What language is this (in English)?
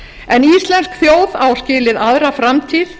Icelandic